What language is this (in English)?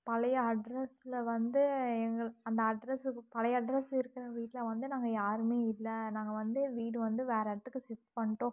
Tamil